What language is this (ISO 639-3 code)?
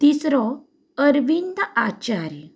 kok